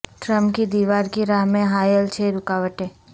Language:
Urdu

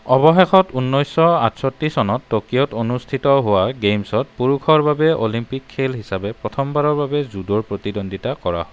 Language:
Assamese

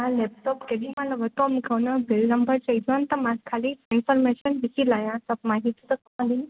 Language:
Sindhi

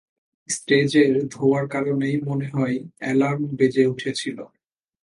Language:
Bangla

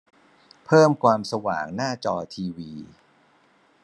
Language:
Thai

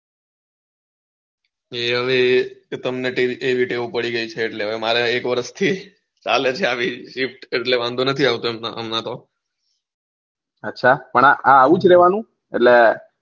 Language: Gujarati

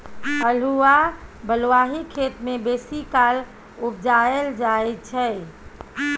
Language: Maithili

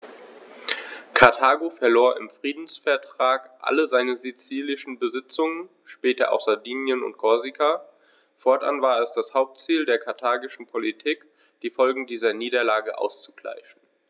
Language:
German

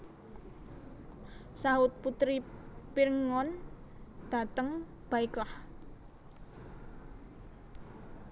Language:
Javanese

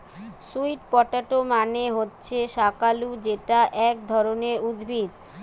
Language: Bangla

